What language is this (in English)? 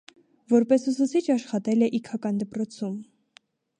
Armenian